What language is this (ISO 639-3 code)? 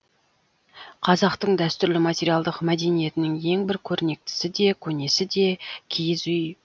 kaz